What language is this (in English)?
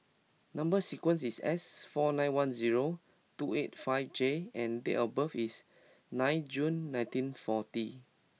English